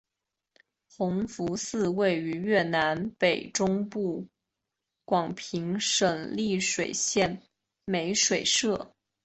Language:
Chinese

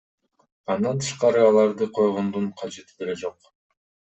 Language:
Kyrgyz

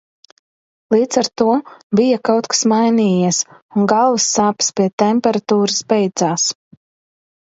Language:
Latvian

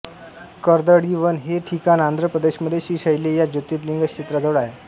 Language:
Marathi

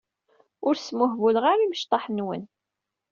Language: Kabyle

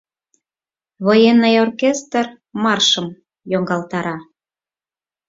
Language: Mari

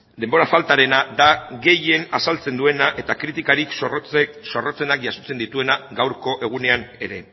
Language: Basque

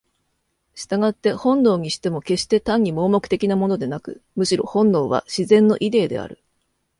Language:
Japanese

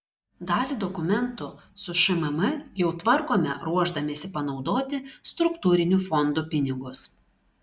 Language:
Lithuanian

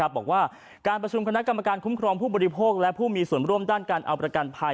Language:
Thai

